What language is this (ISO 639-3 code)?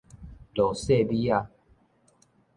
nan